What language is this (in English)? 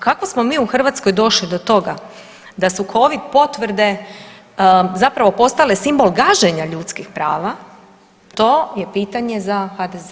Croatian